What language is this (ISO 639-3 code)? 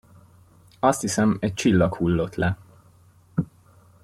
hun